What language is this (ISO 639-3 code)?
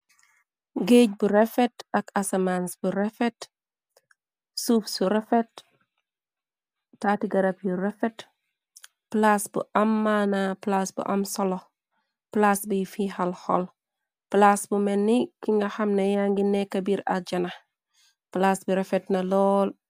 wol